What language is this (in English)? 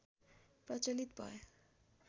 Nepali